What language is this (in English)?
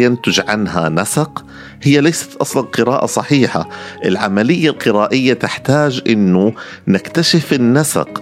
Arabic